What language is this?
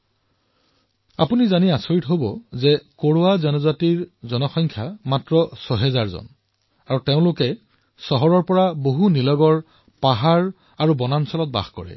Assamese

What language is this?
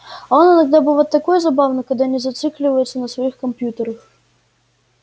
Russian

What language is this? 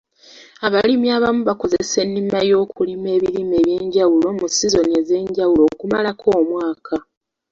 Ganda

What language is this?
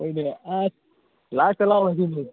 Manipuri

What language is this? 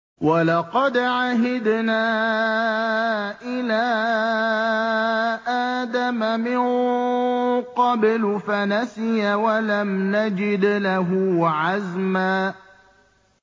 Arabic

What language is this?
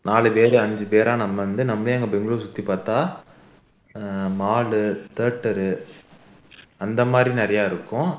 Tamil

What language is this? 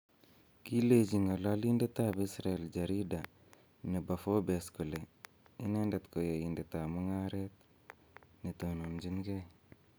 Kalenjin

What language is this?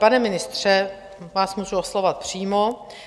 Czech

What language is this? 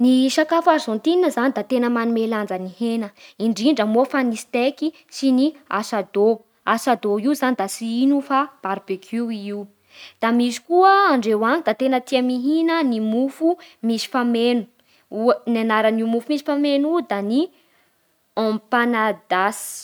Bara Malagasy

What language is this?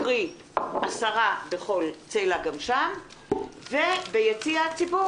Hebrew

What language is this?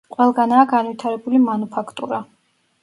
Georgian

